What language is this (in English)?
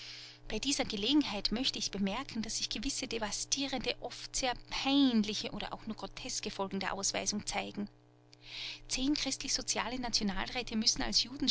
German